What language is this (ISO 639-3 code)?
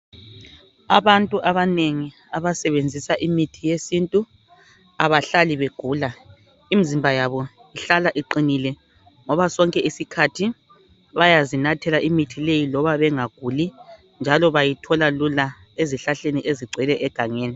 nde